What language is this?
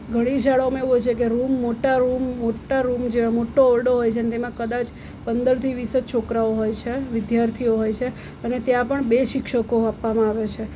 Gujarati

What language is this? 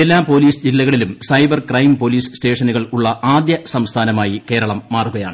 Malayalam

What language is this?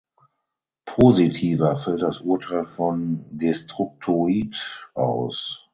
German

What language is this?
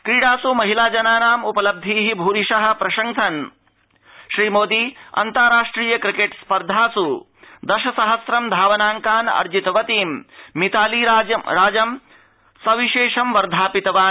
Sanskrit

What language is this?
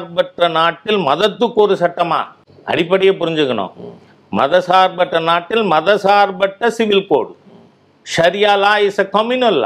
Tamil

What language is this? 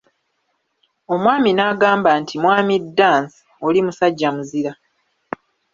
Ganda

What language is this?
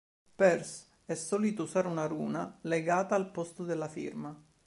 Italian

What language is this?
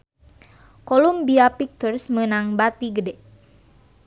Sundanese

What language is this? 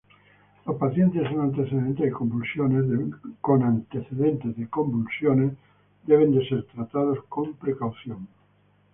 Spanish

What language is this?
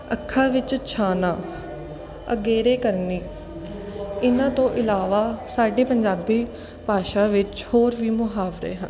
Punjabi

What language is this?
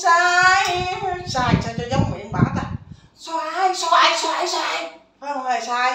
Vietnamese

